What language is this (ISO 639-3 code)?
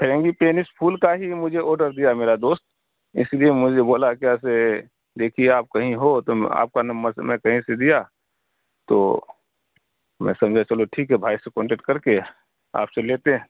urd